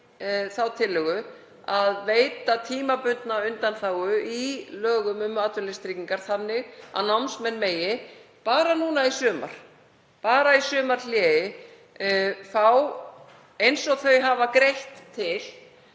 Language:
Icelandic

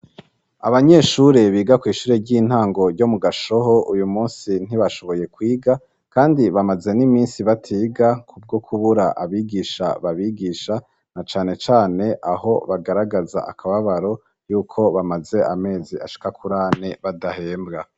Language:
Rundi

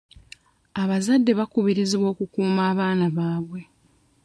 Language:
Ganda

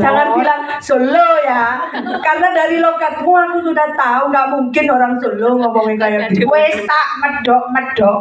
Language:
Indonesian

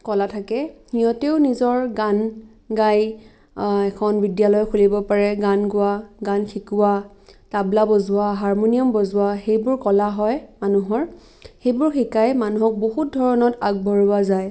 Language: Assamese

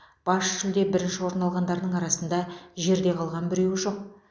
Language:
Kazakh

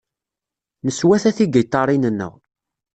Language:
Kabyle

